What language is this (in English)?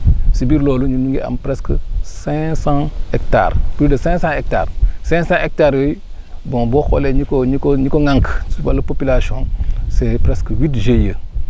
Wolof